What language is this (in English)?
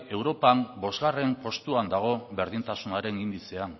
Basque